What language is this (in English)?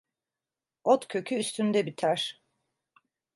Turkish